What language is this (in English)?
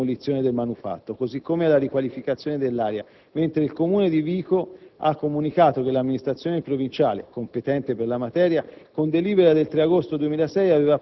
Italian